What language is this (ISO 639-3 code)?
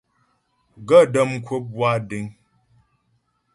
bbj